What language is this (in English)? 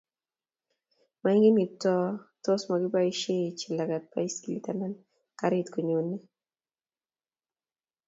Kalenjin